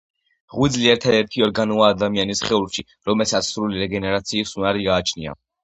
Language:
Georgian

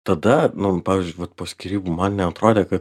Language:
Lithuanian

